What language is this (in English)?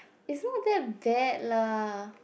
English